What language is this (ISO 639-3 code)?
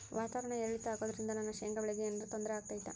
kan